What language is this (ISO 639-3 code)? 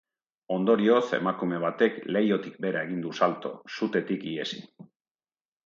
eus